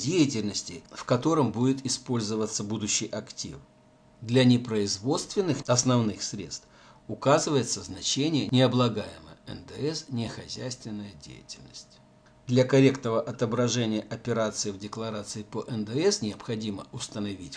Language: Russian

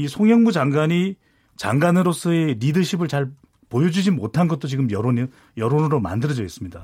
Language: Korean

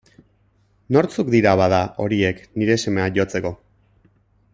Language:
Basque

